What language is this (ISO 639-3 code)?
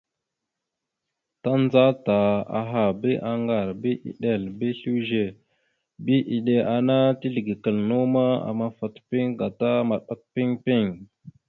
mxu